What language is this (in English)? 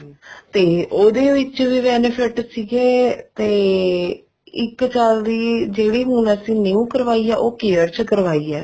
Punjabi